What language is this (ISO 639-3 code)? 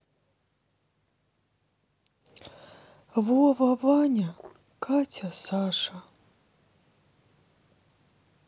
rus